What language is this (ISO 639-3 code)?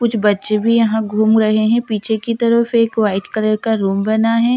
hin